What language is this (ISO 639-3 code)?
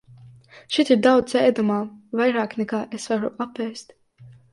lav